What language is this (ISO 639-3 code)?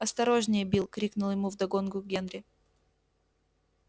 rus